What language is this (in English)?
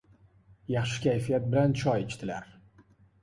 Uzbek